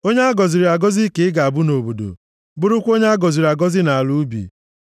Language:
Igbo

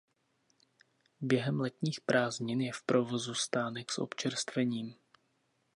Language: Czech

